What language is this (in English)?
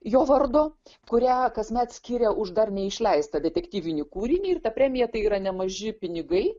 Lithuanian